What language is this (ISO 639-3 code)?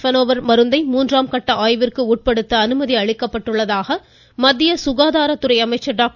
tam